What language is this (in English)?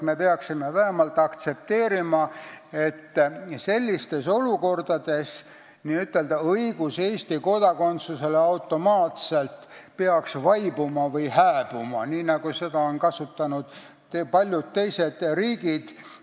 Estonian